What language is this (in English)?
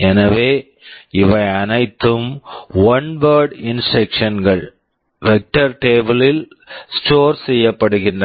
Tamil